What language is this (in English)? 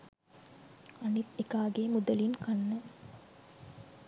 Sinhala